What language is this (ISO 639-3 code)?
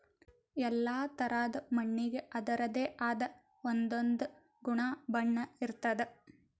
kan